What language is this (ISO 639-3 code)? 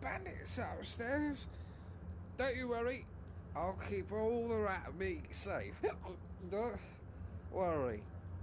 ita